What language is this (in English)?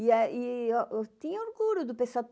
Portuguese